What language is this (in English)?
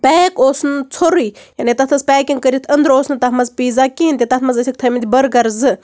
Kashmiri